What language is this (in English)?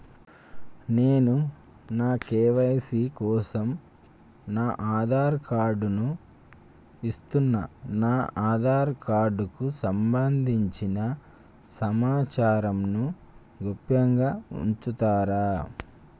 Telugu